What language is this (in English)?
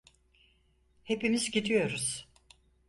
Turkish